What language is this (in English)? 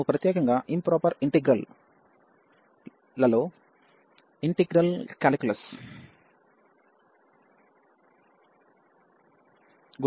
Telugu